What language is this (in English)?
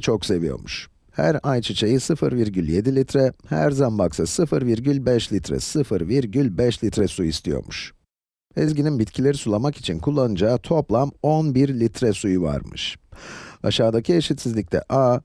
Turkish